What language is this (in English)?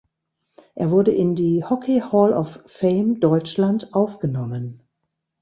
German